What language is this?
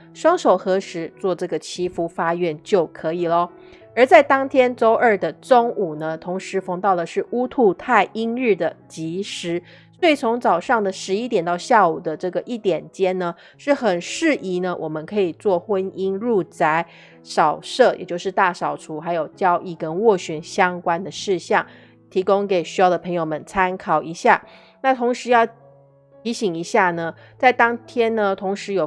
Chinese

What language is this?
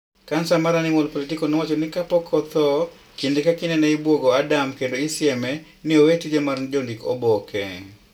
Luo (Kenya and Tanzania)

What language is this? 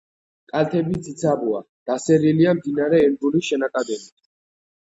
Georgian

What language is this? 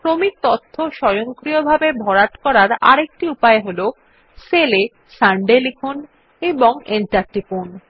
Bangla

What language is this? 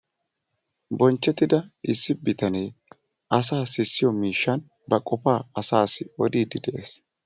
Wolaytta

